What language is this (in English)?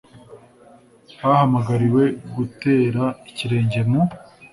Kinyarwanda